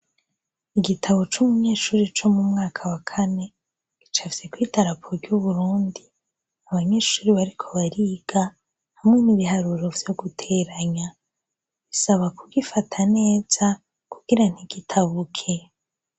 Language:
Rundi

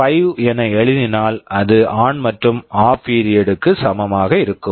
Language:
Tamil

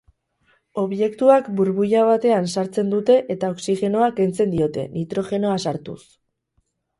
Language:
Basque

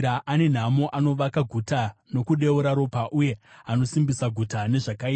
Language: Shona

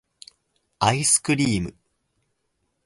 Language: Japanese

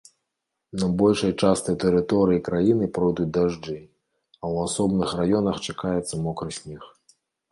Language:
Belarusian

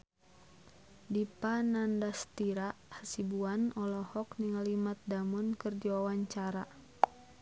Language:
Sundanese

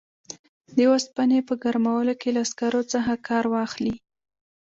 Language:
Pashto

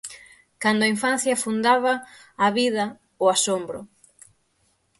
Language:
Galician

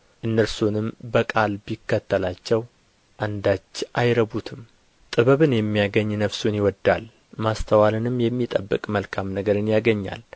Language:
Amharic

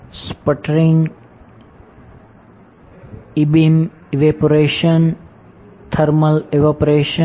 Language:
Gujarati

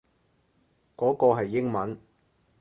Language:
Cantonese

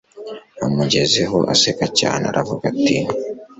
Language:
Kinyarwanda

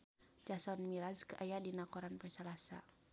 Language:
Sundanese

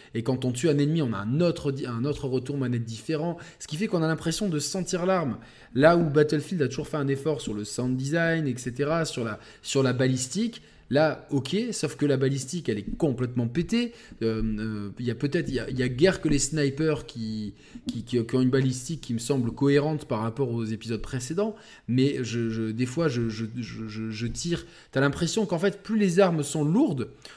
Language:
French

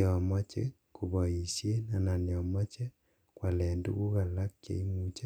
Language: Kalenjin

